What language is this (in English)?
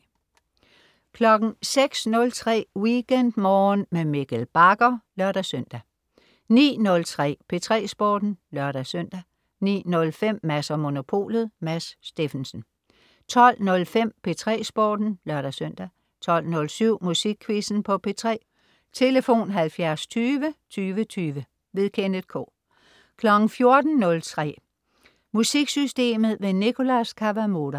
Danish